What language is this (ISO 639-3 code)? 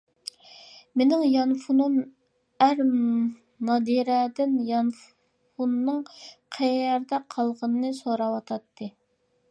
uig